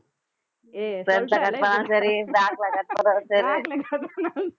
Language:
Tamil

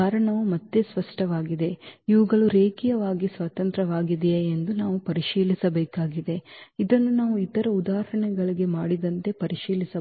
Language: Kannada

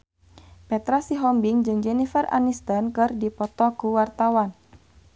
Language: Sundanese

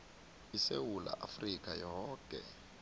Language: South Ndebele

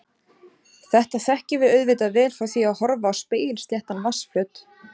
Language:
Icelandic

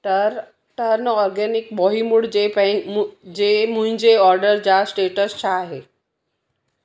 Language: Sindhi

